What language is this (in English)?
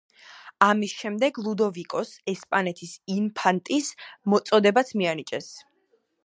Georgian